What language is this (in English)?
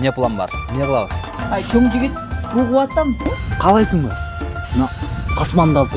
Turkish